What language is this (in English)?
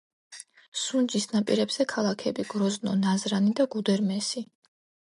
Georgian